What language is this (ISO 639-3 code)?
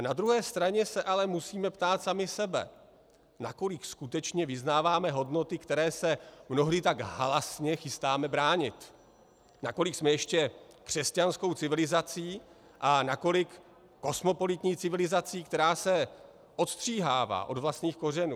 ces